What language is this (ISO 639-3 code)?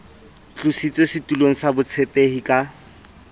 sot